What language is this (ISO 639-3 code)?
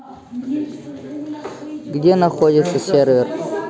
rus